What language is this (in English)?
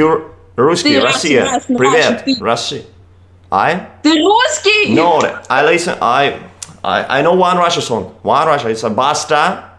Russian